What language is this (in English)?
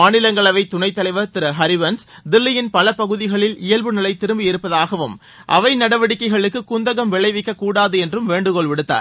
Tamil